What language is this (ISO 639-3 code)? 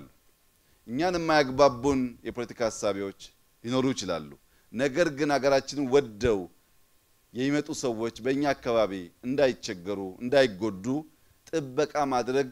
ara